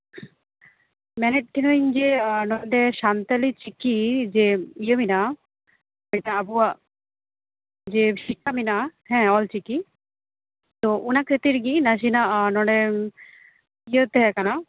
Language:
Santali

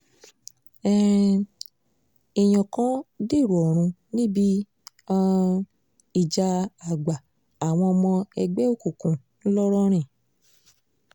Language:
Yoruba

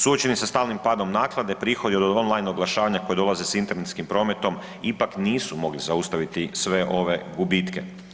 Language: Croatian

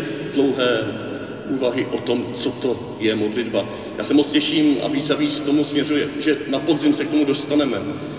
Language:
Czech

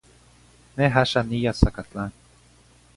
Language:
Zacatlán-Ahuacatlán-Tepetzintla Nahuatl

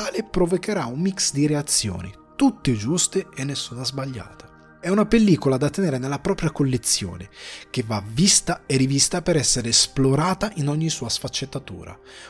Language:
Italian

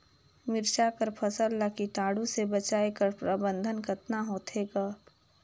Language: Chhattisgarhi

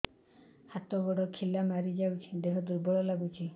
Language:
Odia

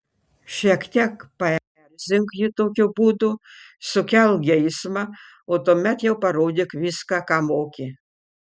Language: Lithuanian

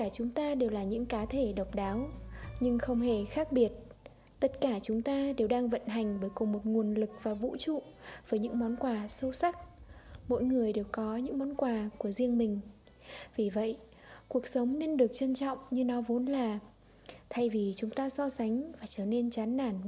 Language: Vietnamese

